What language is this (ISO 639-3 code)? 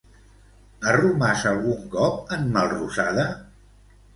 cat